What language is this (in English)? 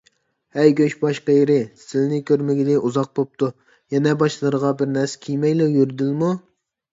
Uyghur